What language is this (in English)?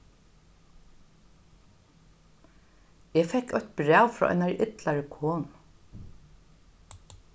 Faroese